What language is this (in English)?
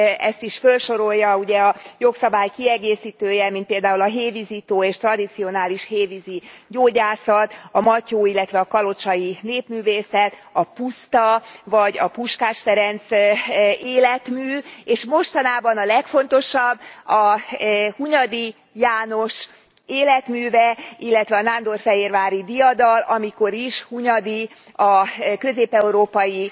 Hungarian